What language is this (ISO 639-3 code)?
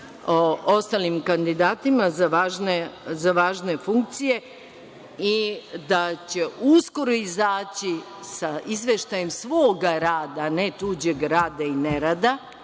srp